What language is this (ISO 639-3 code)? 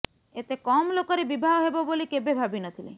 ori